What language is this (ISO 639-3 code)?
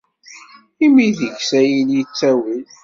kab